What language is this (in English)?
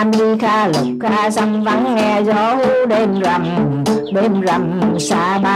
Vietnamese